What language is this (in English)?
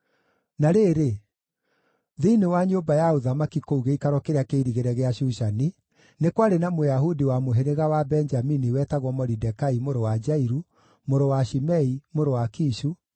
Kikuyu